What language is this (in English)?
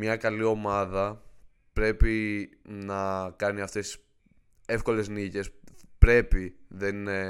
Greek